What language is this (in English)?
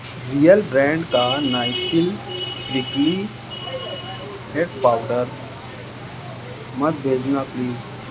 Urdu